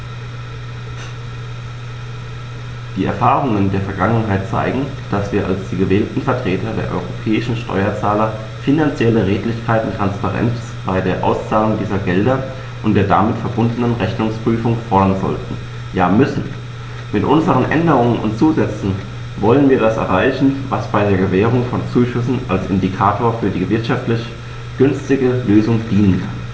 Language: German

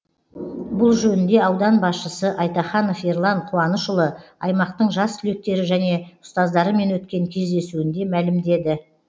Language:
Kazakh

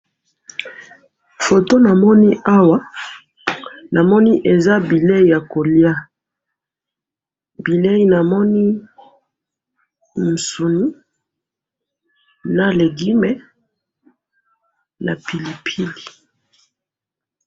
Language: Lingala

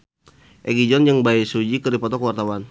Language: Sundanese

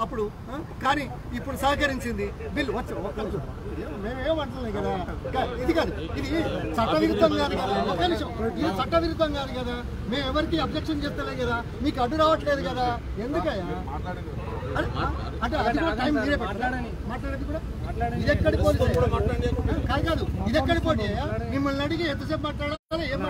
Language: Turkish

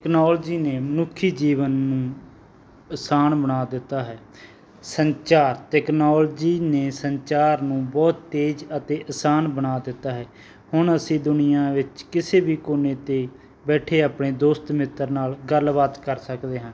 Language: Punjabi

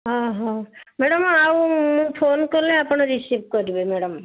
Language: Odia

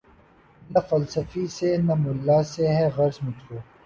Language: Urdu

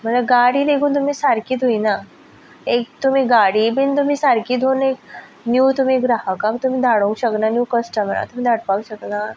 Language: Konkani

